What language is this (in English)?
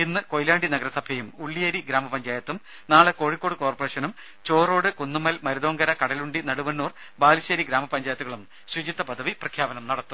Malayalam